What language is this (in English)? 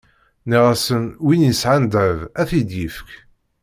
Kabyle